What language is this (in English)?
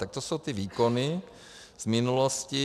Czech